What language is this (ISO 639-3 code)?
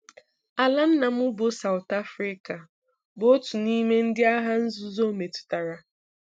ibo